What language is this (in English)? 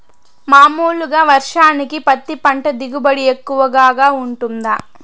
Telugu